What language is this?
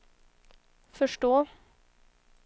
Swedish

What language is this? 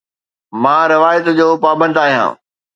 Sindhi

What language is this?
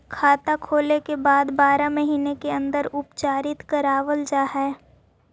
Magahi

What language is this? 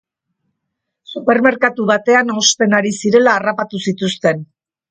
Basque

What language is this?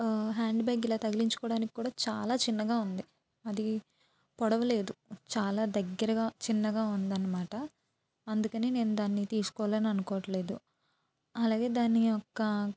Telugu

